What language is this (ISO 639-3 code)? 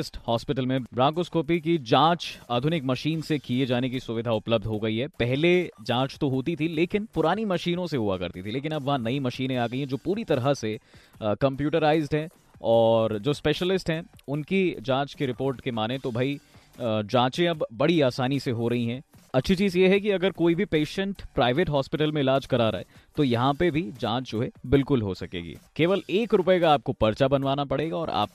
hin